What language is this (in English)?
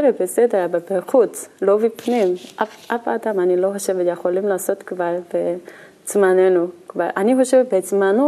Hebrew